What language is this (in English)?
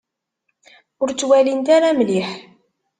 Kabyle